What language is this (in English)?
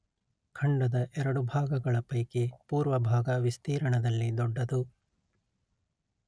Kannada